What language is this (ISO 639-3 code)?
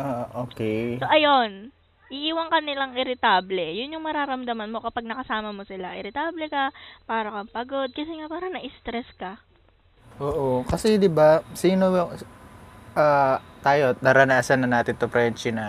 fil